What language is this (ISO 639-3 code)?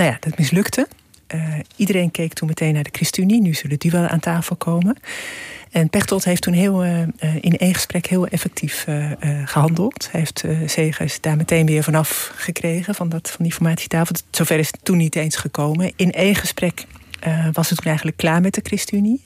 nld